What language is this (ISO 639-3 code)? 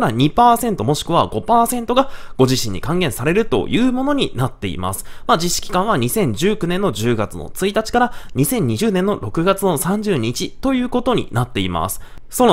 jpn